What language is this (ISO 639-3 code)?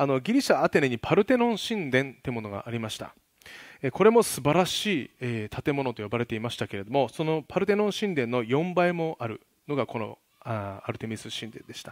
jpn